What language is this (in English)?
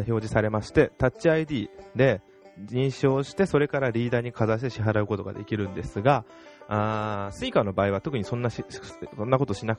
Japanese